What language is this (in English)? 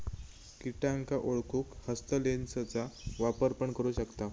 Marathi